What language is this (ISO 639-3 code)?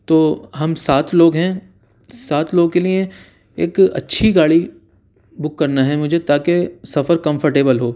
urd